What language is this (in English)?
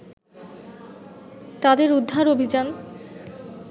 Bangla